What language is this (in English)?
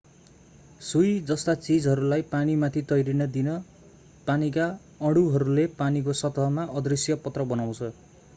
Nepali